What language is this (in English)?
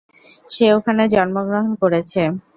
Bangla